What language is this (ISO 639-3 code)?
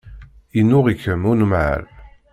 kab